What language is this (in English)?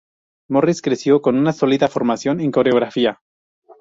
Spanish